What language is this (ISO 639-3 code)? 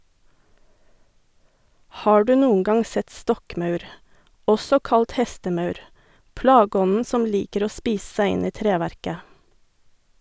nor